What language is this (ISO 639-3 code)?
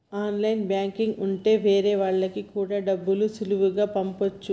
tel